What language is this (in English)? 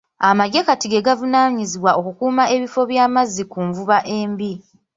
Ganda